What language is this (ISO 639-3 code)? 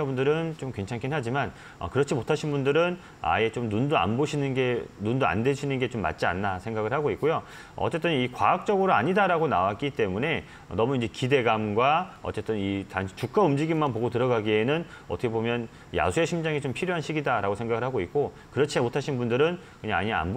kor